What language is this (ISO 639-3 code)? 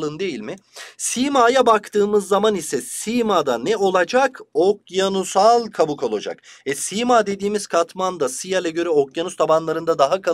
tur